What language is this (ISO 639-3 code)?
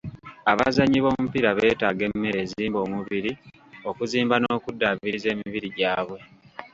lug